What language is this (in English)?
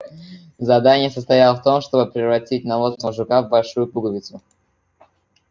Russian